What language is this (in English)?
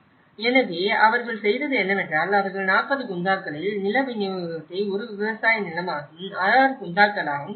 Tamil